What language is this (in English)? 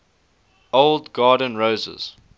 English